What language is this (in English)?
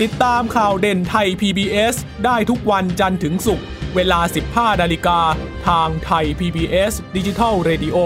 Thai